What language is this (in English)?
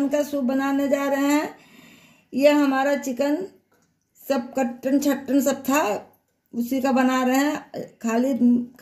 Hindi